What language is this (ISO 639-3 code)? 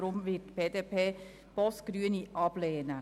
gsw